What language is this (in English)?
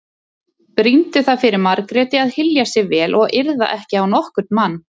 Icelandic